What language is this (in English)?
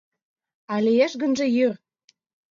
Mari